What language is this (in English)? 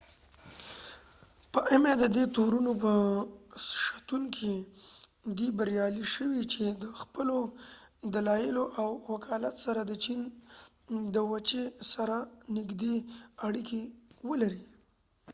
Pashto